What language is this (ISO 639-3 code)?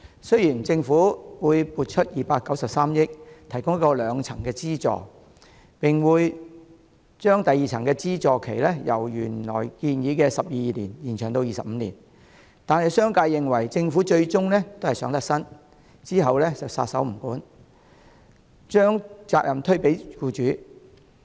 yue